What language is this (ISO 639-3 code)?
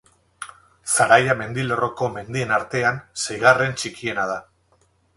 eus